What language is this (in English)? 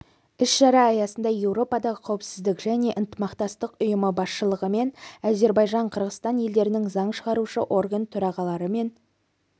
Kazakh